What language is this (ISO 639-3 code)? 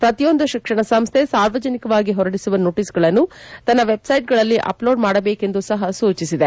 kan